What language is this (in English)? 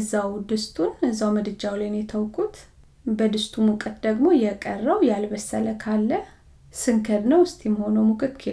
Amharic